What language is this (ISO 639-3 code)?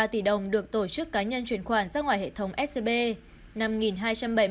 vie